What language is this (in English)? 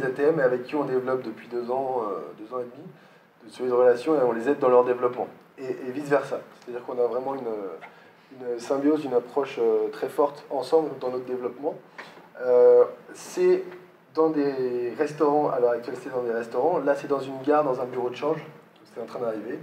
French